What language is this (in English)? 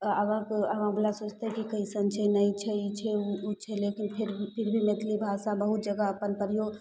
Maithili